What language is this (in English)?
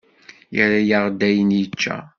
Kabyle